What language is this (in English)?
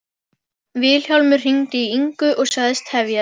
Icelandic